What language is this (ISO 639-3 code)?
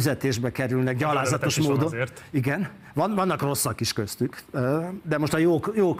hun